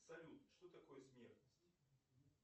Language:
Russian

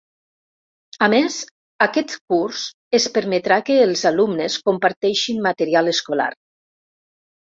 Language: Catalan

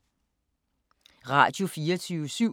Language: Danish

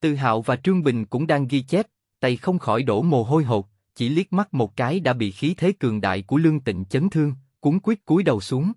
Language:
Vietnamese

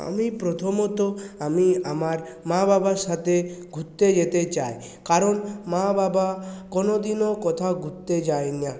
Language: Bangla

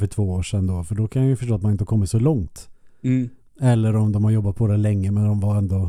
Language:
Swedish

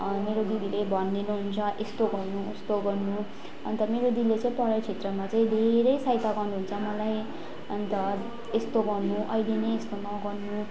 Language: Nepali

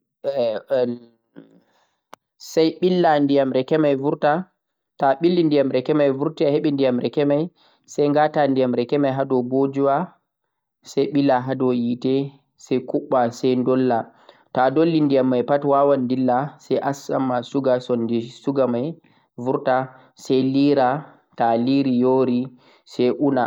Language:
Central-Eastern Niger Fulfulde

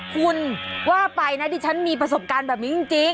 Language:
Thai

